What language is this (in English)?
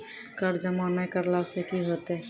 Maithili